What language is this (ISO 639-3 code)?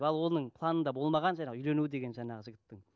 kaz